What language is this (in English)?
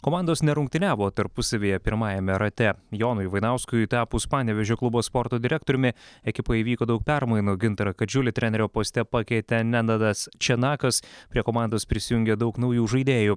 Lithuanian